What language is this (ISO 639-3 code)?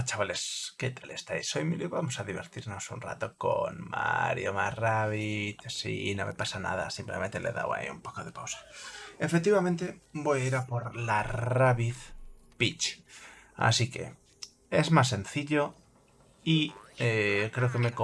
spa